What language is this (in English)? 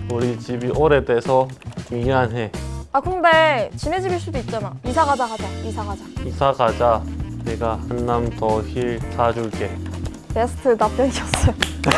Korean